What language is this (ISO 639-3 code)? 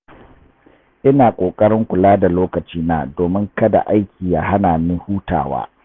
hau